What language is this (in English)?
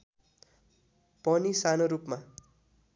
Nepali